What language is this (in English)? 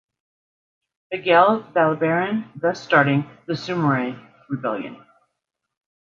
English